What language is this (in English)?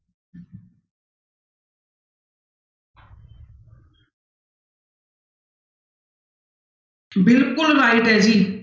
Punjabi